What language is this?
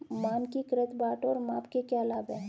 Hindi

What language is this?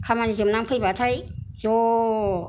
Bodo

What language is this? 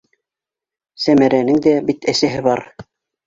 Bashkir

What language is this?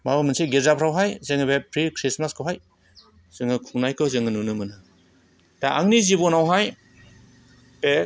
Bodo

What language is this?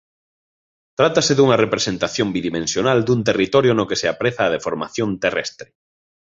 Galician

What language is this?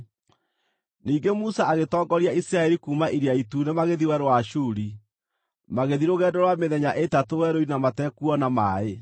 Kikuyu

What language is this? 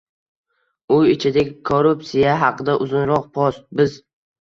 Uzbek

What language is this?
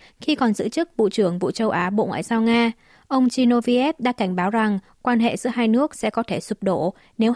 Vietnamese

